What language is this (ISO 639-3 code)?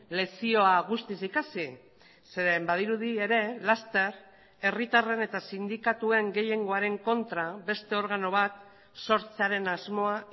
eus